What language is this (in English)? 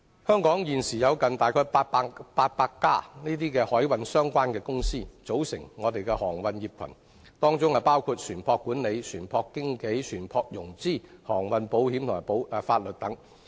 Cantonese